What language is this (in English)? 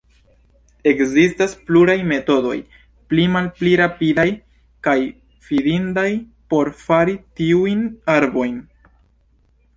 Esperanto